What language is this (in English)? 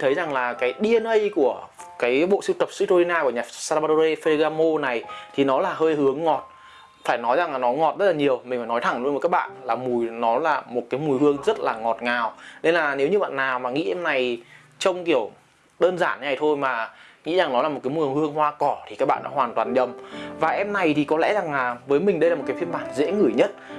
Vietnamese